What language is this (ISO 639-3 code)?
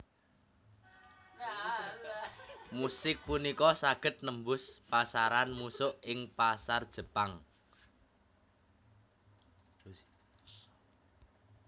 jav